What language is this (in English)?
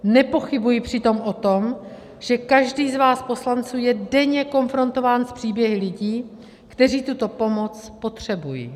Czech